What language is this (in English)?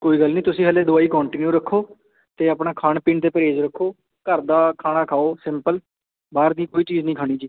Punjabi